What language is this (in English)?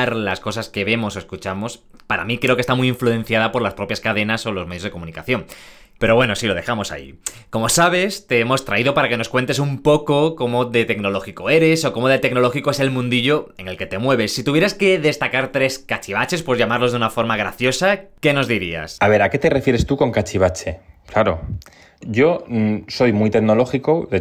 Spanish